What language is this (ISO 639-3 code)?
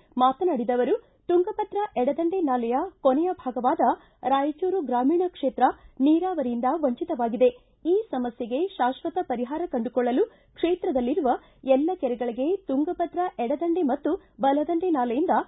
kan